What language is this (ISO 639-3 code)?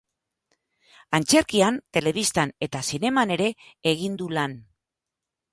eus